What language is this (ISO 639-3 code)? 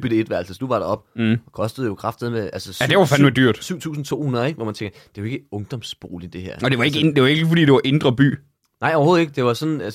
dan